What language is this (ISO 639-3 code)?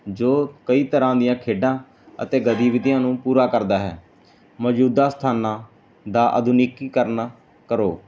pan